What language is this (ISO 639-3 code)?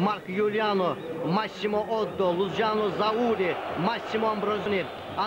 tur